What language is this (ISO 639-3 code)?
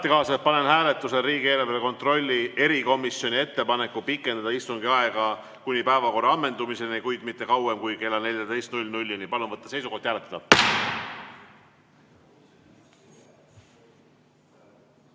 est